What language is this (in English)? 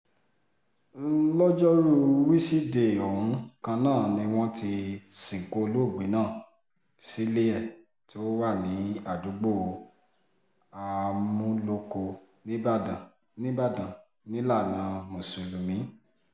Yoruba